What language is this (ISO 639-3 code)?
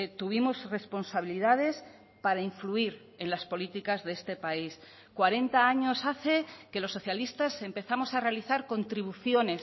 spa